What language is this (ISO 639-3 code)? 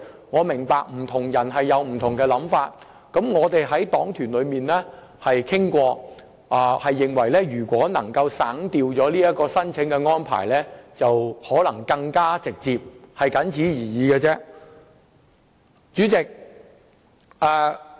yue